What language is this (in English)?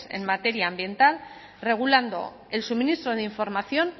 Spanish